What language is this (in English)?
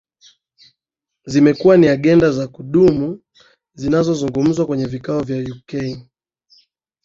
Swahili